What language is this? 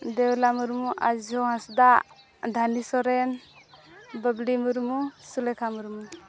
Santali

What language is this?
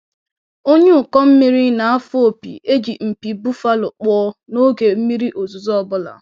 Igbo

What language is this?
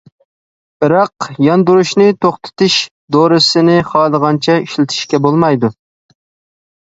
Uyghur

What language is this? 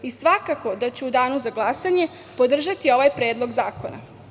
Serbian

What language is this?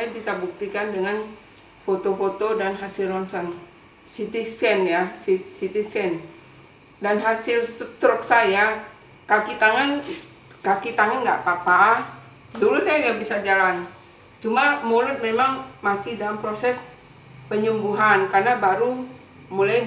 Indonesian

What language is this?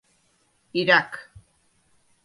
Galician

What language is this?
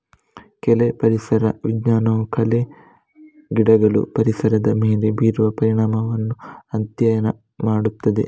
Kannada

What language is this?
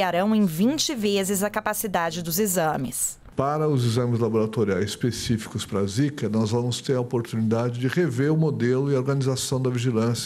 Portuguese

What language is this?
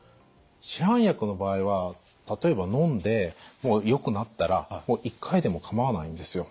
Japanese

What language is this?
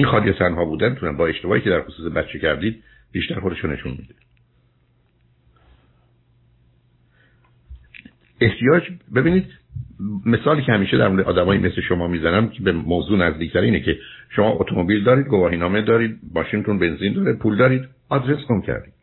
Persian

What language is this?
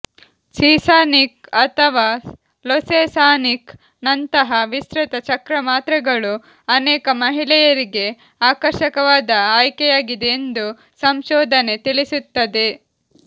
Kannada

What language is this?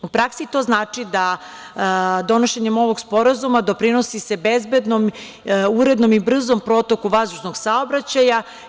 Serbian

